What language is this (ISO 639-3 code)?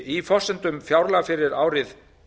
isl